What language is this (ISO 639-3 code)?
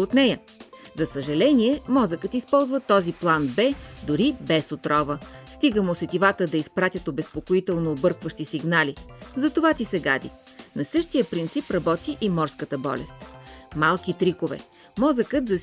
bul